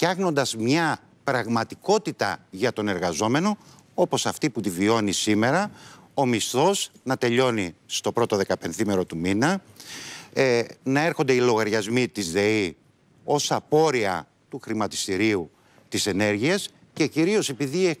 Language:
Greek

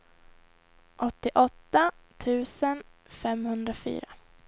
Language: Swedish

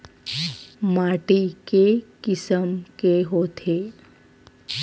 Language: Chhattisgarhi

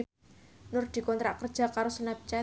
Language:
Javanese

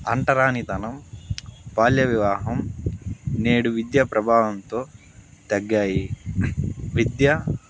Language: Telugu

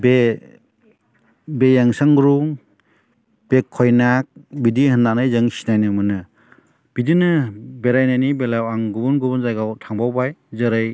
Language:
Bodo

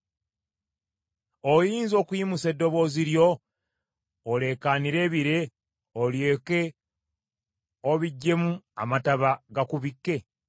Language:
Ganda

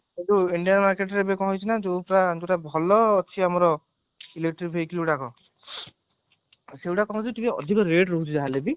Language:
Odia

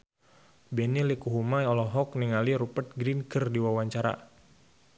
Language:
Sundanese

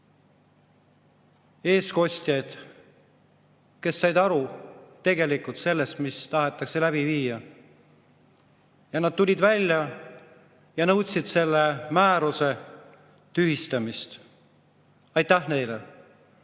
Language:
Estonian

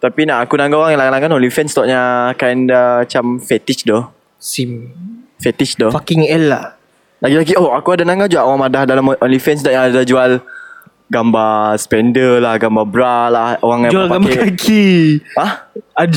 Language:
Malay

